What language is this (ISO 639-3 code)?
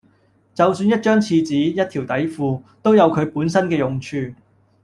yue